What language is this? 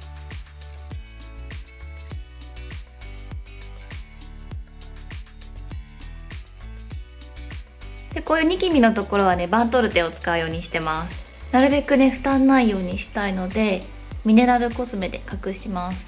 Japanese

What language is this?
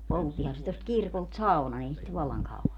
Finnish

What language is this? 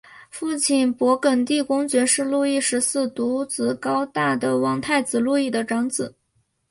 Chinese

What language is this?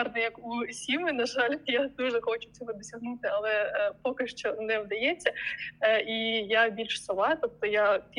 Ukrainian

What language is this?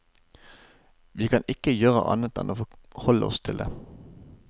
Norwegian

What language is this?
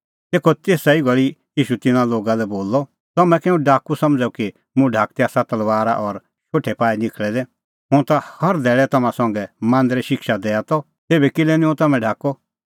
Kullu Pahari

